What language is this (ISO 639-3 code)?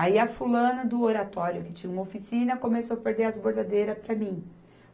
por